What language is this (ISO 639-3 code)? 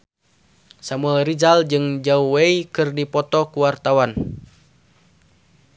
sun